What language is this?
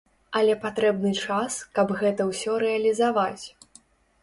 Belarusian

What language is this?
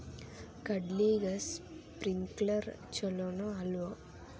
Kannada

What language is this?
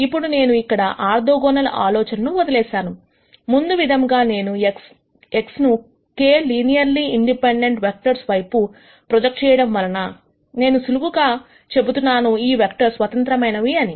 Telugu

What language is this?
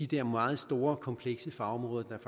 Danish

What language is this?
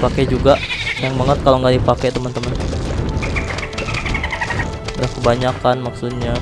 Indonesian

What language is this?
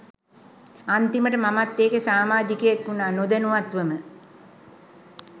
Sinhala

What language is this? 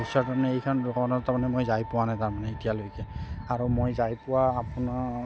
Assamese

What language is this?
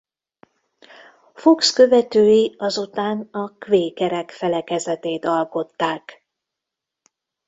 Hungarian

